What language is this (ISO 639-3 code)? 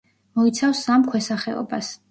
kat